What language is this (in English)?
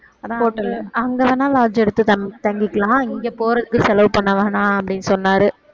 Tamil